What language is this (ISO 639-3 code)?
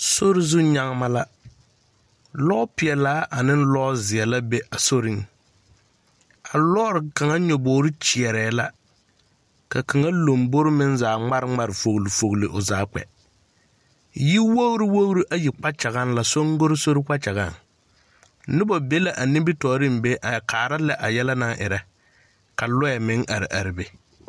dga